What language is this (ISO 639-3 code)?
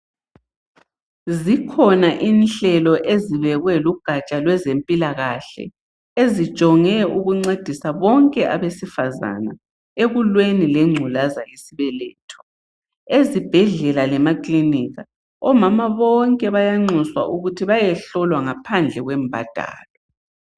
nde